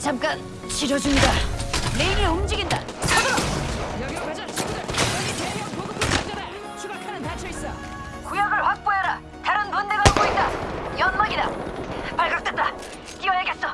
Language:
Korean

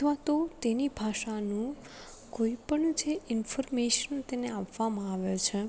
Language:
Gujarati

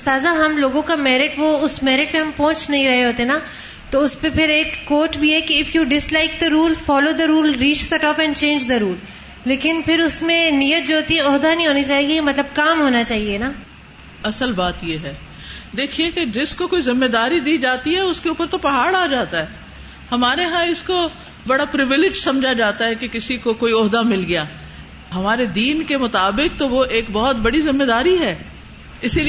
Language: Urdu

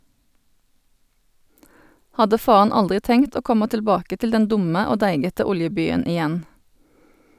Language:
Norwegian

